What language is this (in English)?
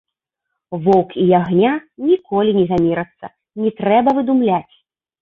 Belarusian